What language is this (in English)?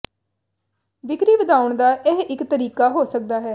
Punjabi